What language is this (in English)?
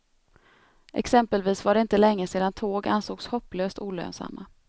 Swedish